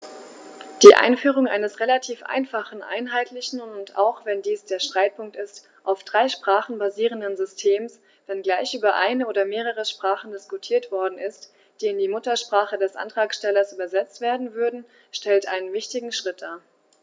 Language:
German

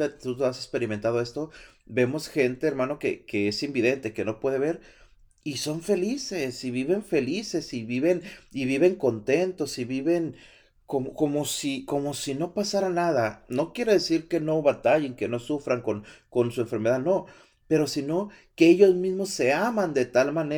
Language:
Spanish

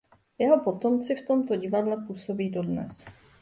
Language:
Czech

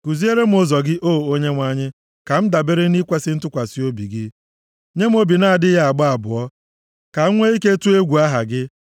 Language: Igbo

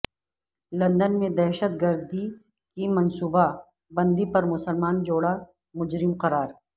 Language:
Urdu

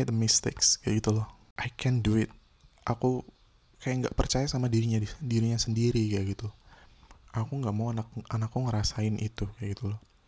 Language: Indonesian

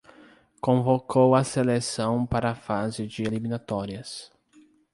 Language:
Portuguese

